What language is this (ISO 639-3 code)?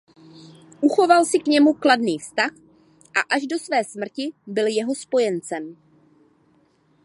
ces